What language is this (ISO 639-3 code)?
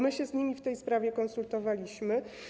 pol